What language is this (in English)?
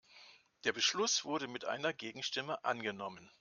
German